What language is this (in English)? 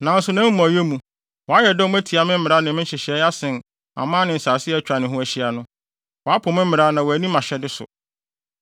Akan